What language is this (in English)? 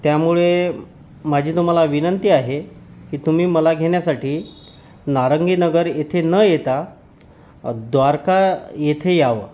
Marathi